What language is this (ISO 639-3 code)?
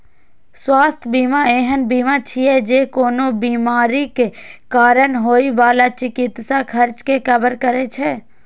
mai